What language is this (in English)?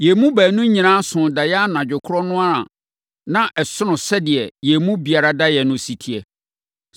Akan